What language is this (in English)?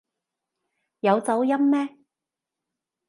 Cantonese